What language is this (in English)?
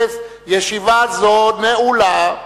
Hebrew